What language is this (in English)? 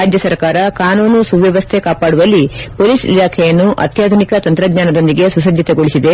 Kannada